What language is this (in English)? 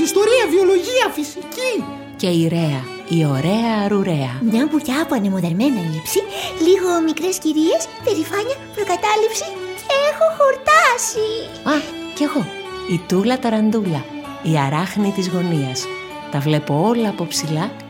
Greek